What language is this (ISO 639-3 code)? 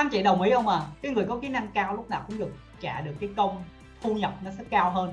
vie